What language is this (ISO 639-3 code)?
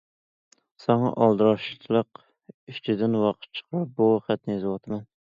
uig